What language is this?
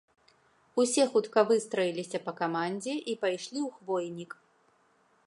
Belarusian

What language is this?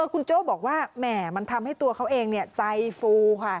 Thai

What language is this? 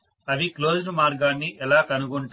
Telugu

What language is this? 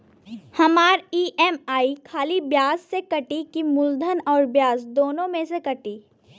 Bhojpuri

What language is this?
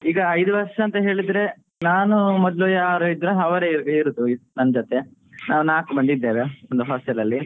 Kannada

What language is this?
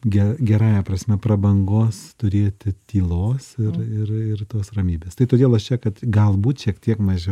Lithuanian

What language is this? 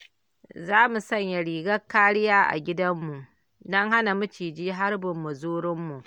Hausa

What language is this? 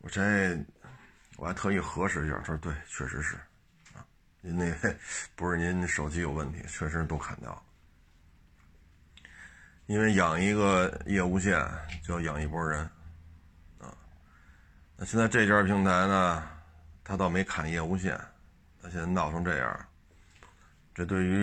Chinese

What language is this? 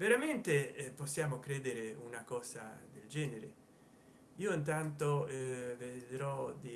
Italian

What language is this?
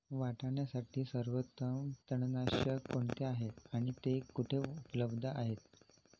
Marathi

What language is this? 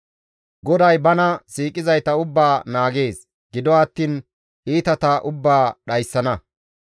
Gamo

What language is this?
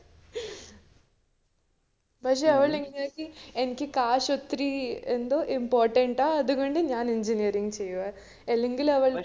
Malayalam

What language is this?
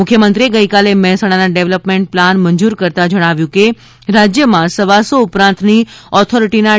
Gujarati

